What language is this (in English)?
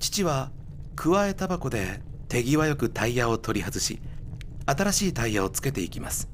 Japanese